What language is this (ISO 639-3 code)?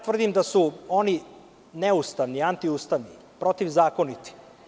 srp